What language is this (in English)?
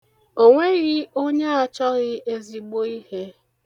Igbo